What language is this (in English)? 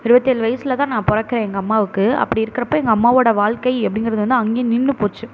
Tamil